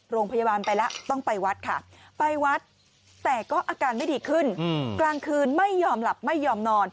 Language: Thai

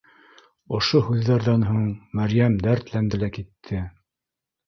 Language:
Bashkir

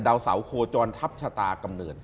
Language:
Thai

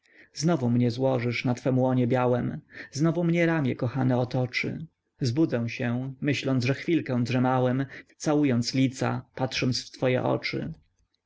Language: Polish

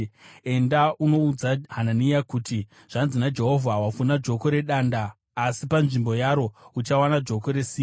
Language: Shona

